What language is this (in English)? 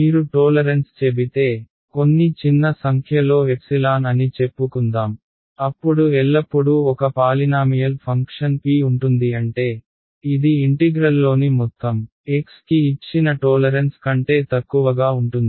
Telugu